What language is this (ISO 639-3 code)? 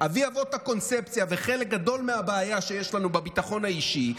heb